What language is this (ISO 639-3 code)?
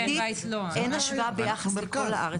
heb